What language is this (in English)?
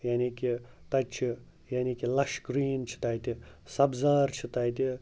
Kashmiri